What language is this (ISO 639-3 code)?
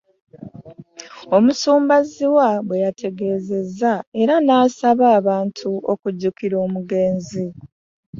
lug